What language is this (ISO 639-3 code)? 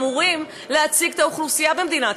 heb